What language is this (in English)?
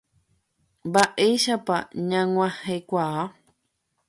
Guarani